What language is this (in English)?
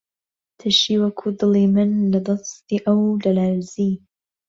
Central Kurdish